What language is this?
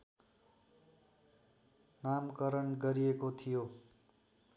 Nepali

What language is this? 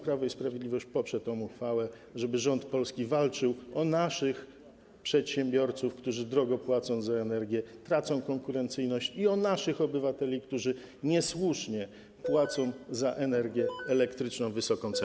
Polish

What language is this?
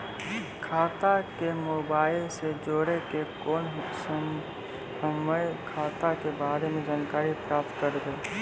Maithili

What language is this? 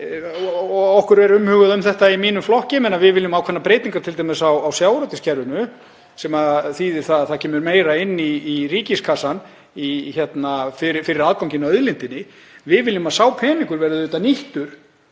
Icelandic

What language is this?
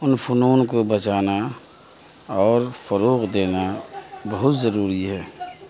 Urdu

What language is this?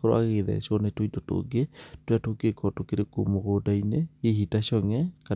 Kikuyu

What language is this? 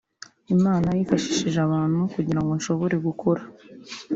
Kinyarwanda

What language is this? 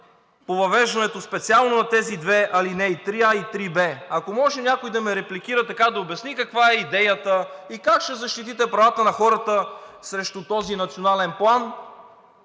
Bulgarian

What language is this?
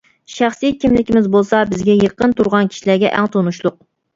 Uyghur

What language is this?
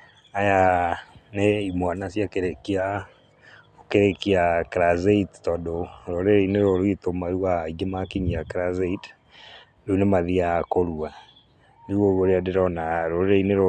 Kikuyu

